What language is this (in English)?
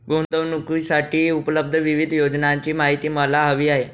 Marathi